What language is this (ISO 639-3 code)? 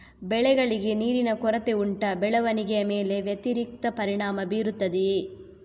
kan